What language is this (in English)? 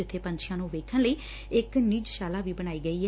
Punjabi